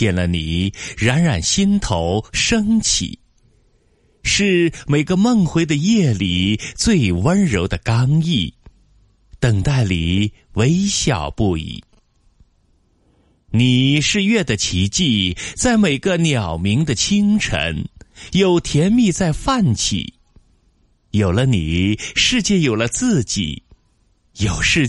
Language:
Chinese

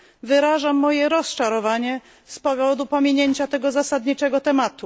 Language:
Polish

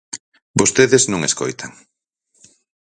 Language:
Galician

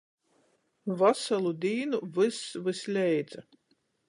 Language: Latgalian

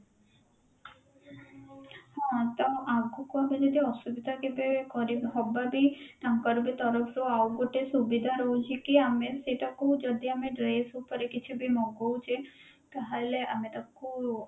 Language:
Odia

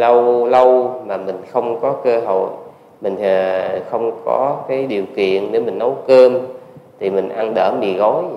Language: Vietnamese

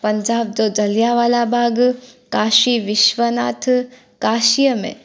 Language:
Sindhi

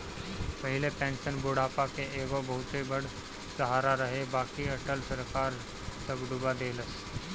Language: Bhojpuri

